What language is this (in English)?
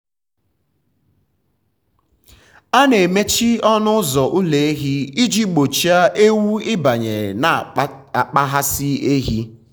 Igbo